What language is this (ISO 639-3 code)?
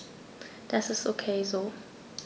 deu